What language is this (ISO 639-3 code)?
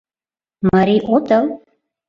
chm